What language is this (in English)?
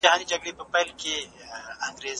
Pashto